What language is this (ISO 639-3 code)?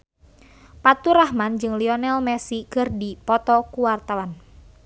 sun